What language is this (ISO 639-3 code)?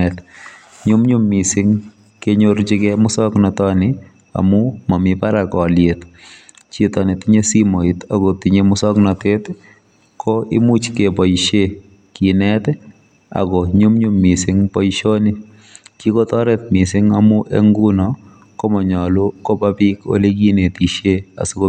kln